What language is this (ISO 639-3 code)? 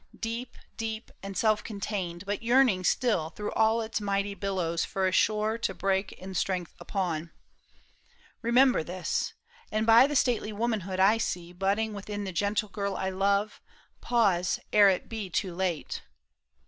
eng